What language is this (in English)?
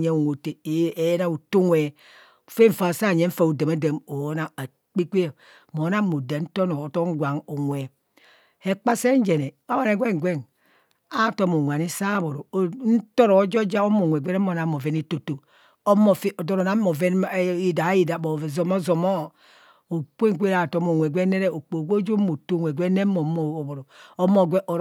Kohumono